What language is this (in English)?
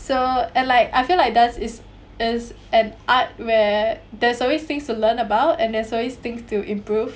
English